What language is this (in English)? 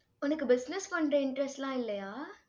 Tamil